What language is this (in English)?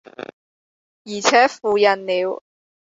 Cantonese